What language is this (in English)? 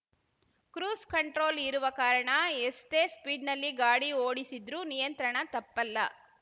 Kannada